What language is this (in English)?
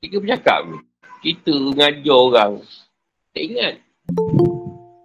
Malay